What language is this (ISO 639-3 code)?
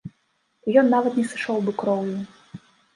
bel